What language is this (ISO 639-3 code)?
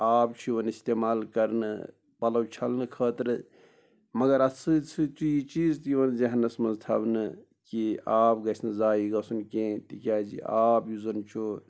kas